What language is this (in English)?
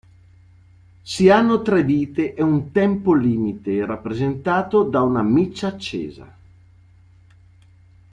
Italian